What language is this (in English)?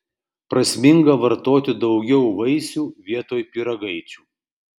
Lithuanian